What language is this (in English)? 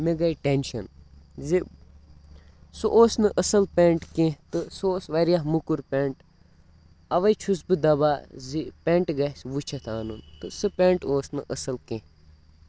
Kashmiri